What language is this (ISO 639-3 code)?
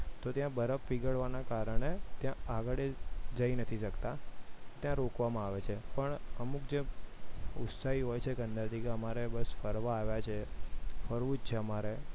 guj